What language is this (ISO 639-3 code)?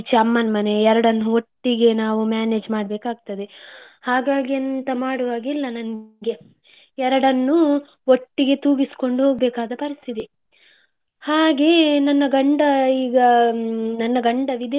kan